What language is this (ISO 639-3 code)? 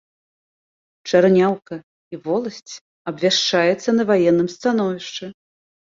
bel